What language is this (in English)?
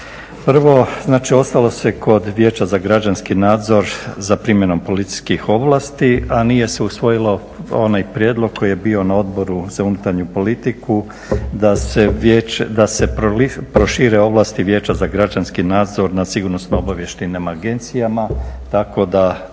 Croatian